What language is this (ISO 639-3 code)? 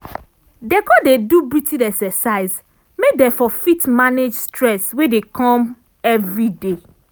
pcm